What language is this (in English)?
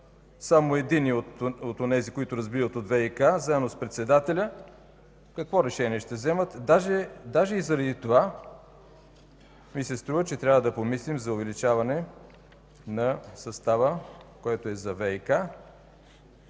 Bulgarian